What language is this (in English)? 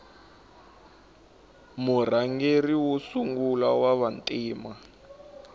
Tsonga